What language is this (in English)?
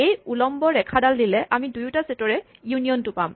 Assamese